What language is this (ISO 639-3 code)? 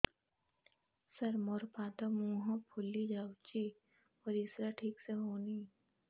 ori